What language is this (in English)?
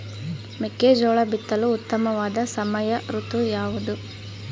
Kannada